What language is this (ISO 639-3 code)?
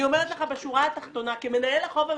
heb